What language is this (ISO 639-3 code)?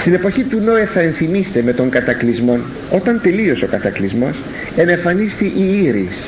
ell